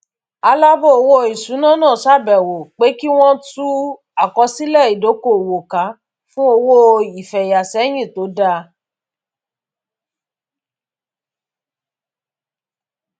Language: Yoruba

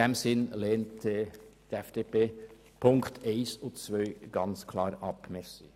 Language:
Swiss German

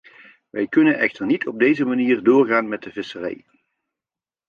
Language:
Dutch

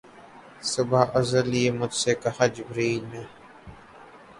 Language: Urdu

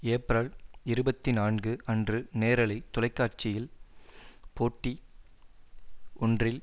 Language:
Tamil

